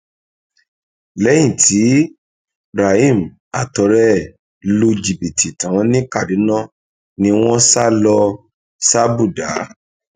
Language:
Yoruba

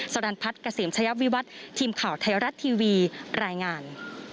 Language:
Thai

